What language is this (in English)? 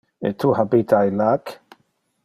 Interlingua